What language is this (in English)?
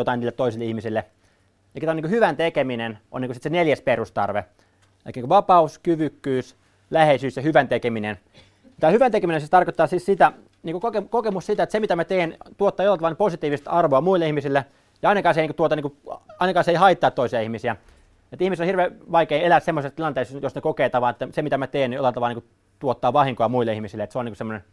Finnish